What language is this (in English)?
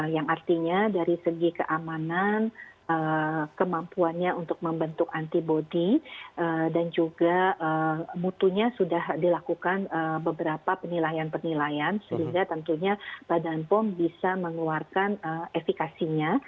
Indonesian